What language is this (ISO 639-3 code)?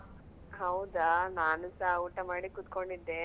kan